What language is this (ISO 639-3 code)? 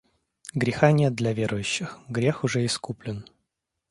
rus